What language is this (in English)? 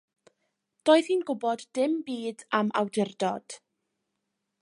Welsh